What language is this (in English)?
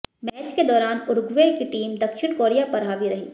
Hindi